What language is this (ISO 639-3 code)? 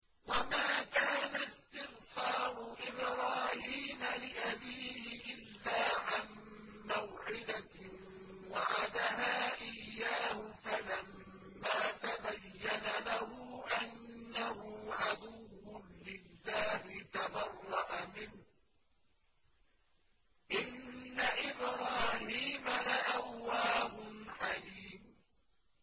ara